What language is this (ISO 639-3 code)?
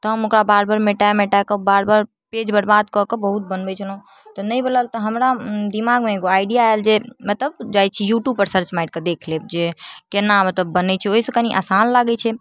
mai